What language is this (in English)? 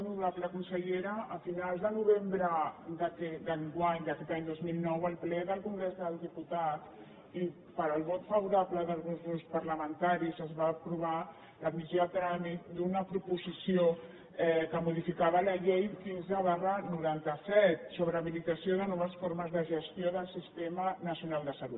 Catalan